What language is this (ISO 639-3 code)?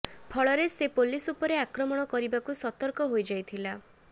ori